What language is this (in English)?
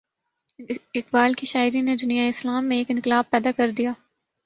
Urdu